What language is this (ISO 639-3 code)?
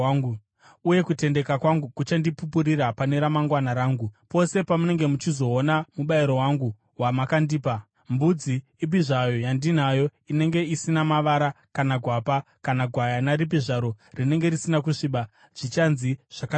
sna